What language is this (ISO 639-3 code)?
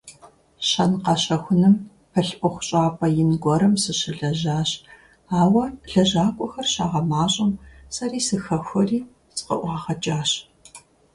kbd